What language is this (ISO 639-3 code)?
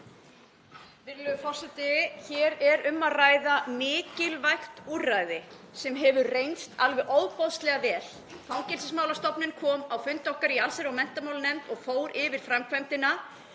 isl